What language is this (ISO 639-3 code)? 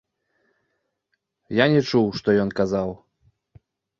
bel